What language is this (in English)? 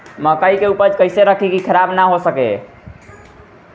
Bhojpuri